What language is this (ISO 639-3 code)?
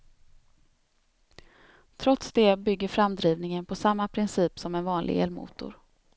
swe